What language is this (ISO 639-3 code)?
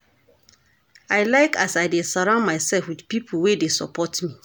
pcm